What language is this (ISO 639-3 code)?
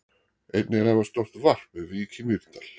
isl